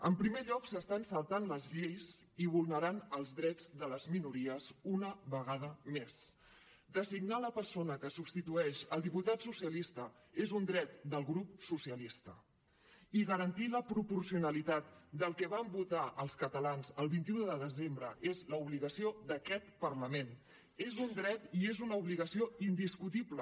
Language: Catalan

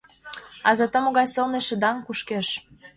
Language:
Mari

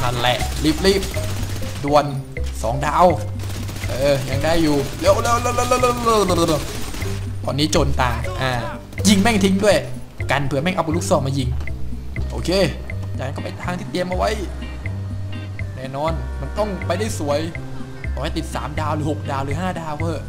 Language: Thai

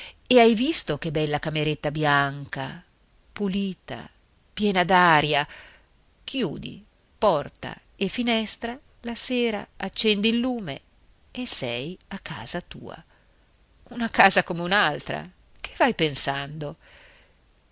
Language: Italian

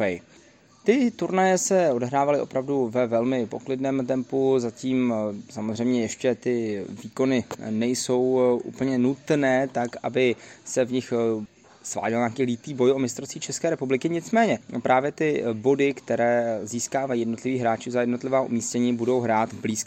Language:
Czech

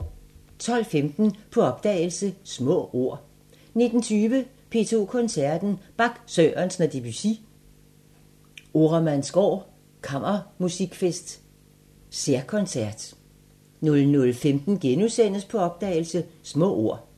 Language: Danish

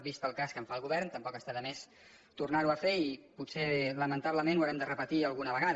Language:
Catalan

